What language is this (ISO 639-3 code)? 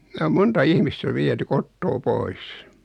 fin